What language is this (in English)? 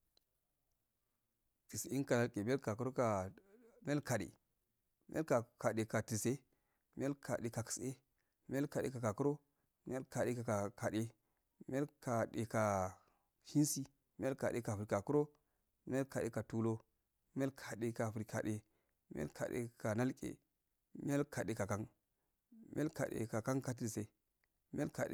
Afade